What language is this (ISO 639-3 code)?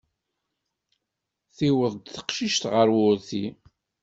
kab